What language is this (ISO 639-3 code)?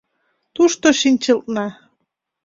chm